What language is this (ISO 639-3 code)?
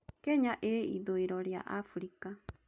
kik